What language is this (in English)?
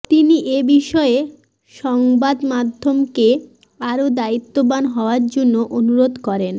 Bangla